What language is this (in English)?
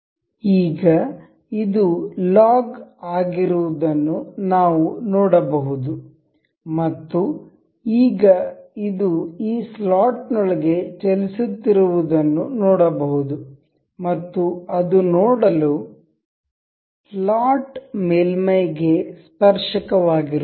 Kannada